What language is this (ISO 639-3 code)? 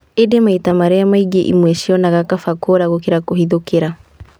kik